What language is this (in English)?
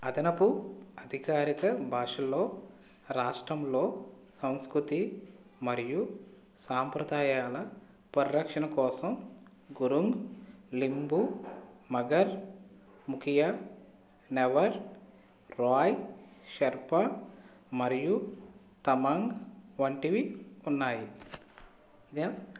Telugu